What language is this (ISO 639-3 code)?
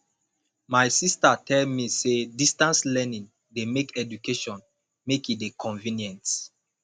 pcm